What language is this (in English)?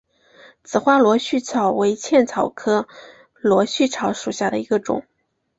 Chinese